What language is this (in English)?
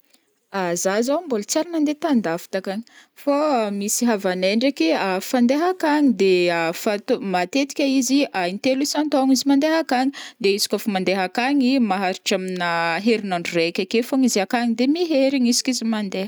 Northern Betsimisaraka Malagasy